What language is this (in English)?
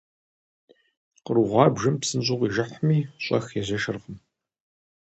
Kabardian